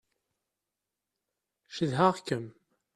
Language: Kabyle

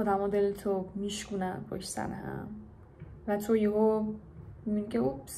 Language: Persian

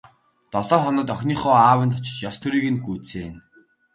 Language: Mongolian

